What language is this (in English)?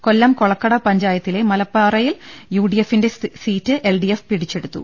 Malayalam